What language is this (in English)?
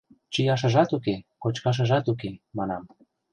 Mari